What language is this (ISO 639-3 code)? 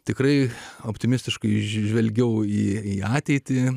lit